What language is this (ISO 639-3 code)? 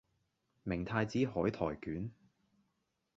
yue